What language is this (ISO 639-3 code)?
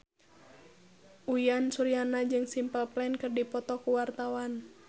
sun